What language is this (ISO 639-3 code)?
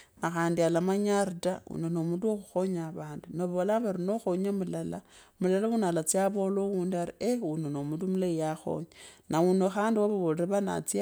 lkb